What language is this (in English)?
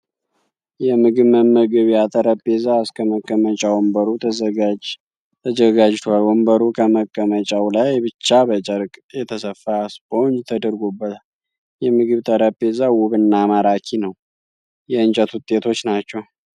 Amharic